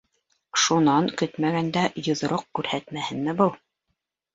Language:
Bashkir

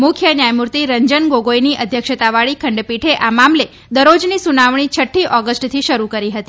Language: Gujarati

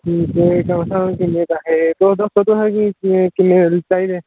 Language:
Dogri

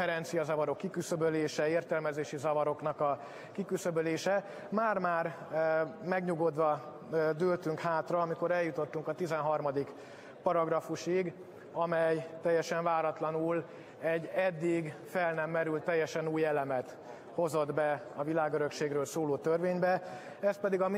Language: Hungarian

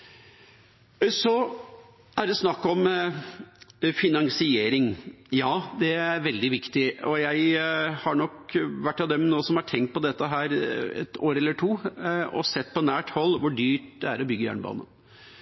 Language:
Norwegian Bokmål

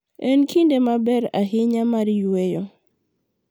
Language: Luo (Kenya and Tanzania)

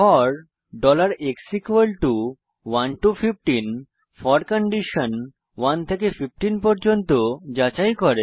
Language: Bangla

